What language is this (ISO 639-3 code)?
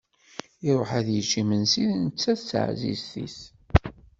kab